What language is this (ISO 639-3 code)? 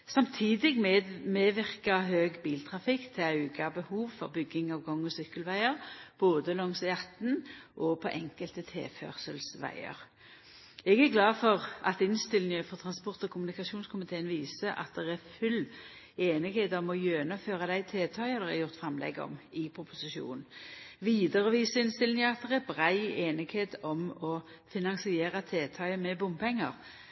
nno